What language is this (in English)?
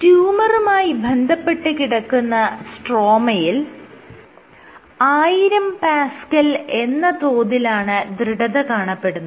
Malayalam